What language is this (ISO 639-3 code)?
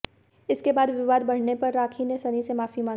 hin